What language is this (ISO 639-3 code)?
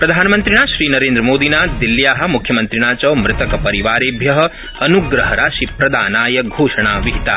san